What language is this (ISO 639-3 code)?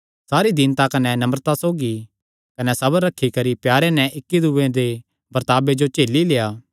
xnr